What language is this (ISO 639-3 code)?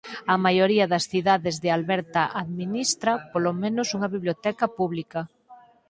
glg